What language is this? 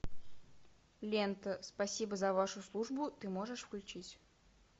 Russian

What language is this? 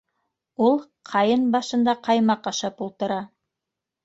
Bashkir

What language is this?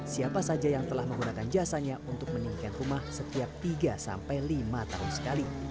Indonesian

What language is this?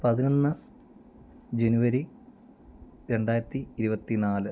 Malayalam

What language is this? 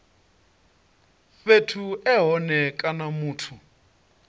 Venda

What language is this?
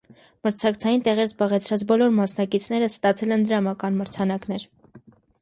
Armenian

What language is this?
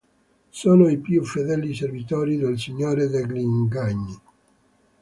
Italian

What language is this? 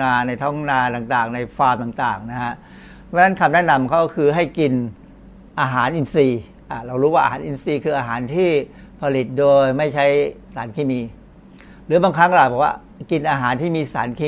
Thai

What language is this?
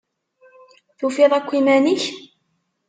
Kabyle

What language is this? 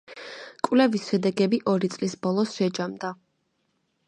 Georgian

